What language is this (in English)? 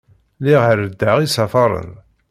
Kabyle